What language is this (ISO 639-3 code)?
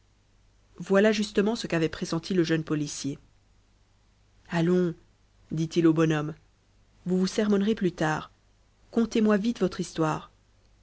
fra